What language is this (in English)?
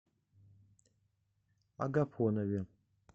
Russian